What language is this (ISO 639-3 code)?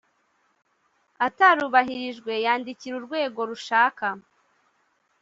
kin